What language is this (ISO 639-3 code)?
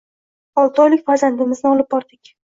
uzb